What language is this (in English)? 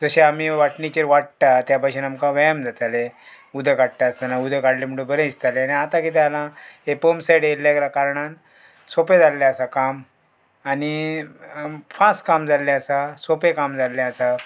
Konkani